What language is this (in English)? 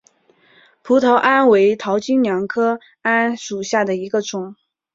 Chinese